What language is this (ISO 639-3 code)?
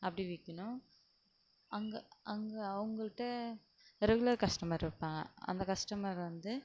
tam